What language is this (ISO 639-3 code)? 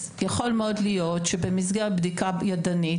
heb